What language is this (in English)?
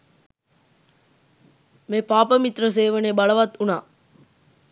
Sinhala